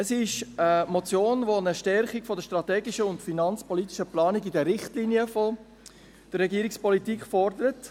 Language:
Swiss German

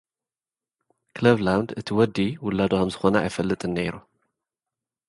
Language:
Tigrinya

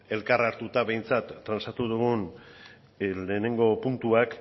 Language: Basque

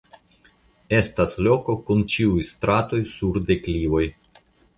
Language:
Esperanto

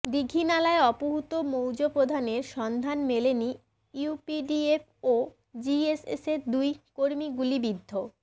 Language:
Bangla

